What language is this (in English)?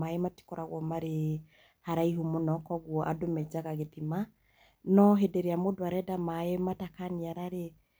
Kikuyu